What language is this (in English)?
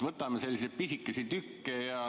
Estonian